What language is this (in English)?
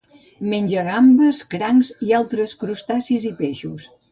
Catalan